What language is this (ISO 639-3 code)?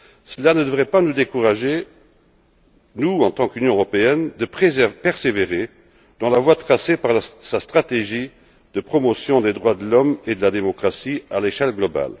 fra